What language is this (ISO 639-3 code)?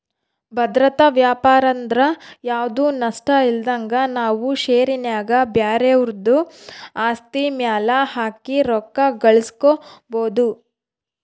kan